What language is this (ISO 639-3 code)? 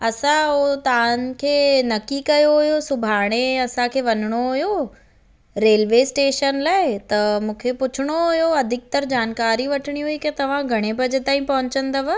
snd